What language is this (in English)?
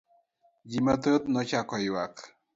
Luo (Kenya and Tanzania)